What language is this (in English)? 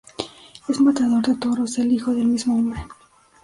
Spanish